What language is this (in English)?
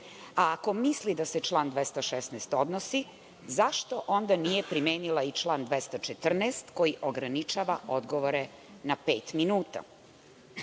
Serbian